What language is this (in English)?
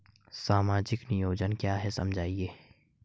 Hindi